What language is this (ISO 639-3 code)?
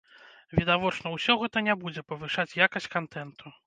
bel